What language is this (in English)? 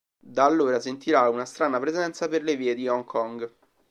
Italian